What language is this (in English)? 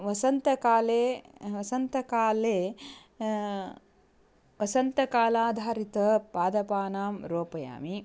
Sanskrit